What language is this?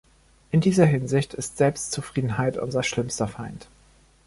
German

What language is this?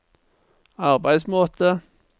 Norwegian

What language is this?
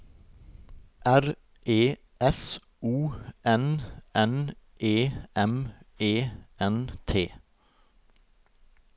Norwegian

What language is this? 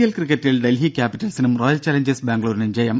Malayalam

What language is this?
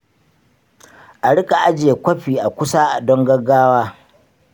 Hausa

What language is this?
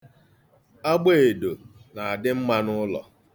Igbo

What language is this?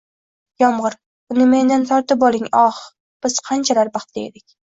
Uzbek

